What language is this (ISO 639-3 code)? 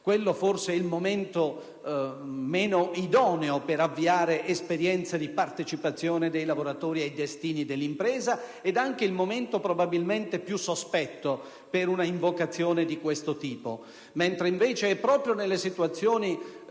ita